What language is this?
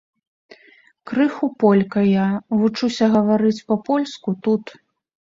Belarusian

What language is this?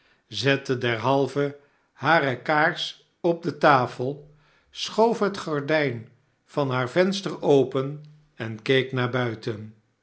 Dutch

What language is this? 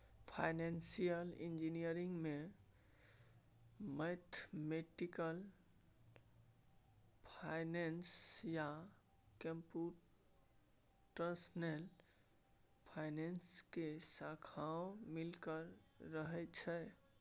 Maithili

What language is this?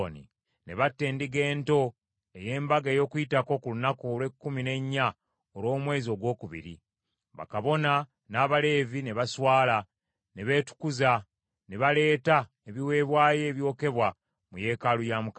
Ganda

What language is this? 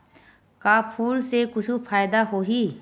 Chhattisgarhi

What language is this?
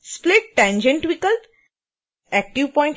Hindi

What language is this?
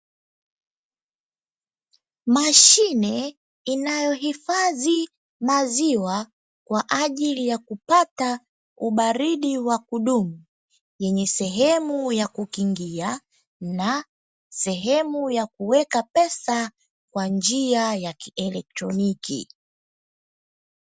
Swahili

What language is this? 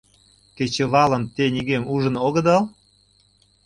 Mari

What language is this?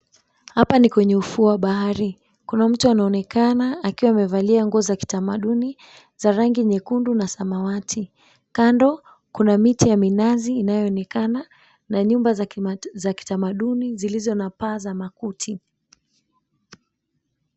Swahili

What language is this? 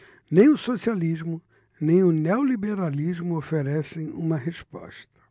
Portuguese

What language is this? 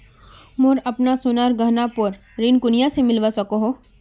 Magahi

